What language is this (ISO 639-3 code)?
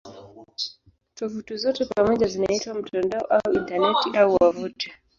swa